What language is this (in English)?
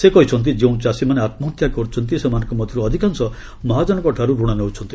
Odia